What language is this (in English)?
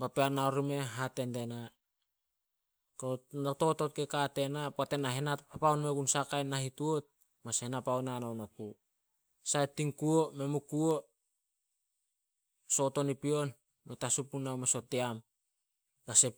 Solos